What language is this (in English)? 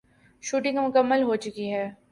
Urdu